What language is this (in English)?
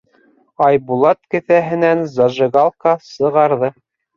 Bashkir